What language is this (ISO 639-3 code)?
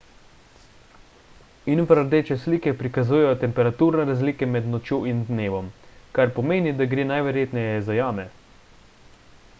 slv